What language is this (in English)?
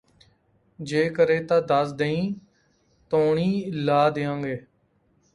Punjabi